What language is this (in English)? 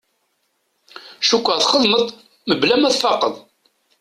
Kabyle